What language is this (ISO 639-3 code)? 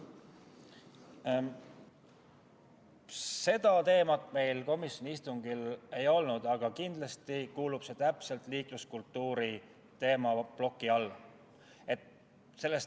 est